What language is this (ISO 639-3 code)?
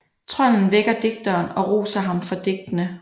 dan